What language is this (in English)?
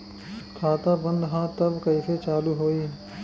Bhojpuri